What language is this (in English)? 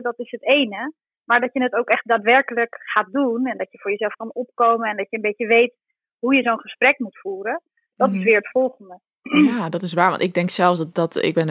Dutch